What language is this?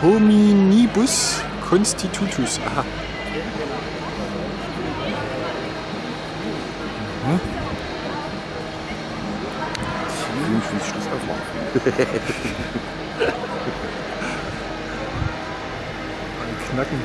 German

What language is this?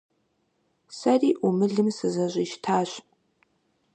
Kabardian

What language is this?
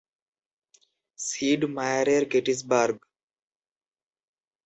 Bangla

